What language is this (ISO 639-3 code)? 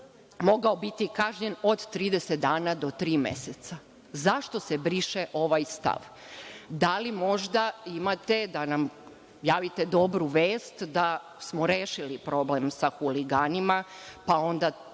srp